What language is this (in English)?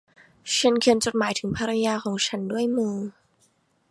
Thai